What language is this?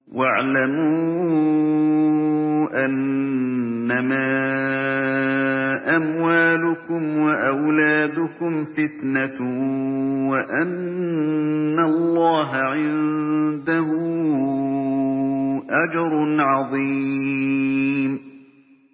Arabic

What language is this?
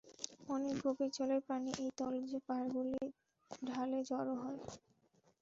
Bangla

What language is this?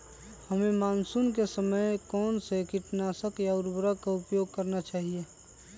Magahi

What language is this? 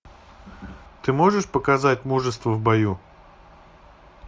Russian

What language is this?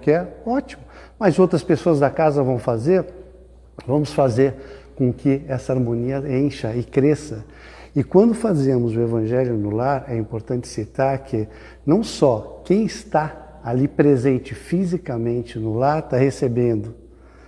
Portuguese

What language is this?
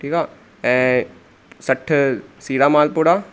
Sindhi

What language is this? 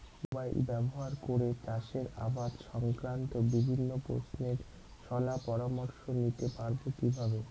Bangla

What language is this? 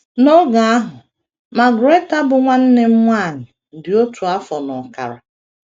Igbo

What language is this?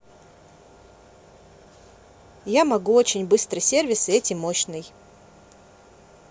Russian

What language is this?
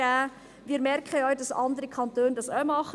Swiss German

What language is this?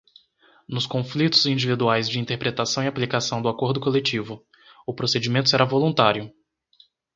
Portuguese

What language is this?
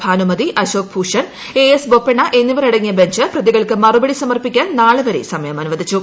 Malayalam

